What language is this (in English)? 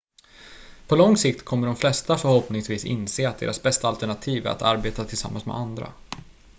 Swedish